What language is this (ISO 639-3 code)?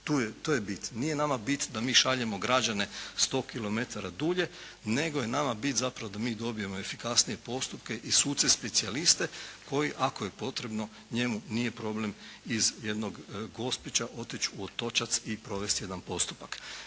hrv